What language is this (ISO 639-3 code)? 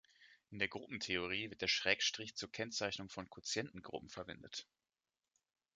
deu